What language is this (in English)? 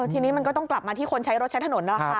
Thai